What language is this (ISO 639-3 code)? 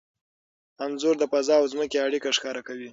pus